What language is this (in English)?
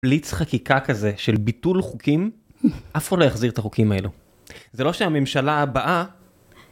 Hebrew